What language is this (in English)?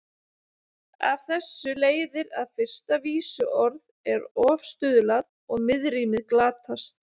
Icelandic